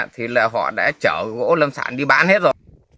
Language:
Vietnamese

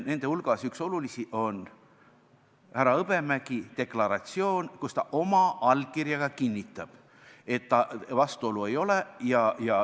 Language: Estonian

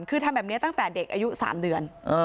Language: Thai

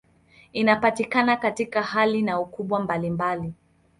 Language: Swahili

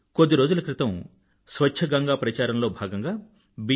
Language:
Telugu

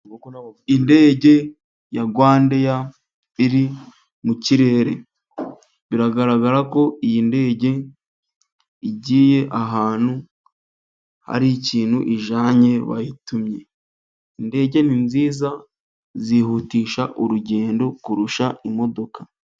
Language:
Kinyarwanda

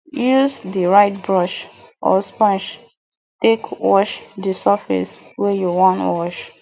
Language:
Nigerian Pidgin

